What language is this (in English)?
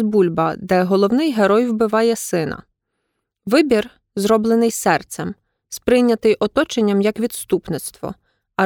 Ukrainian